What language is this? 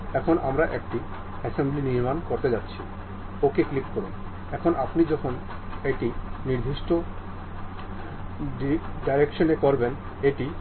Bangla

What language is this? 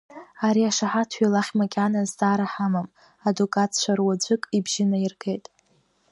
Abkhazian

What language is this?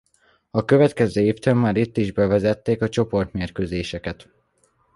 Hungarian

